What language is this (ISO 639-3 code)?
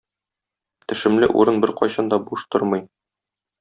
tat